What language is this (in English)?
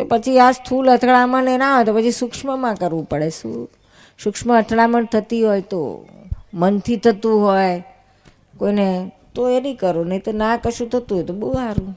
Gujarati